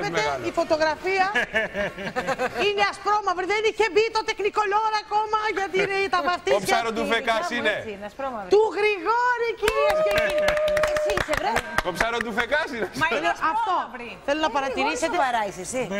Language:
Greek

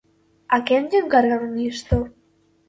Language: Galician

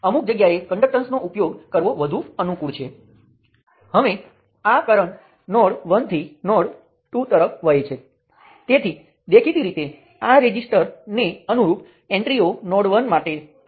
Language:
Gujarati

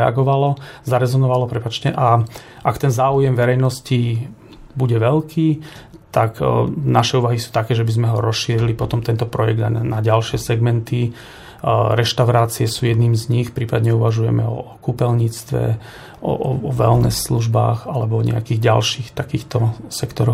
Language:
Slovak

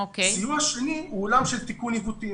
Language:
Hebrew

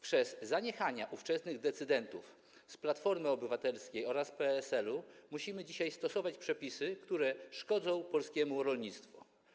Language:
Polish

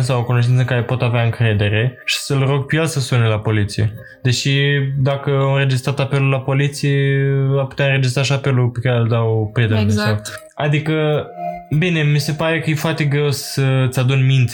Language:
Romanian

